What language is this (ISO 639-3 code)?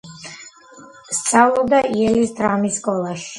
kat